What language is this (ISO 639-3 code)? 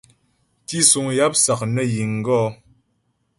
bbj